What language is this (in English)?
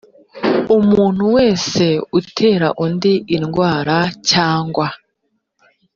Kinyarwanda